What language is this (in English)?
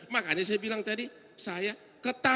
Indonesian